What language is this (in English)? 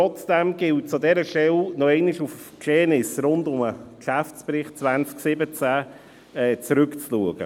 Swiss German